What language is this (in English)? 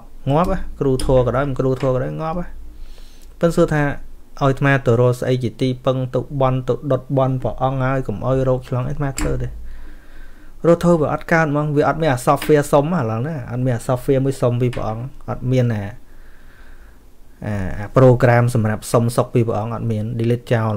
Vietnamese